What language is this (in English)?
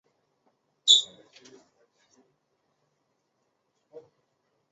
Chinese